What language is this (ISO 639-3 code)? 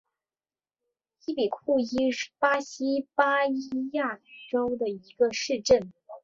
zho